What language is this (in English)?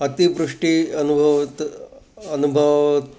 Sanskrit